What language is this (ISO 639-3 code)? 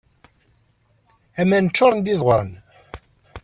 kab